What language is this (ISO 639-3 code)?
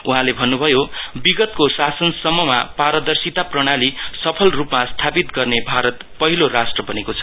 nep